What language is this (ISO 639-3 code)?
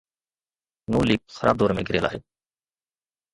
snd